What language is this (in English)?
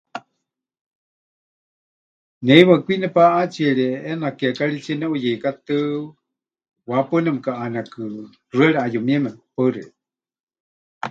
Huichol